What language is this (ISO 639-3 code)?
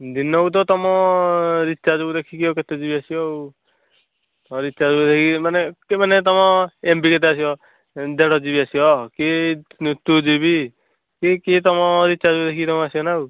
ori